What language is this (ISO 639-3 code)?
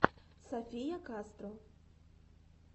rus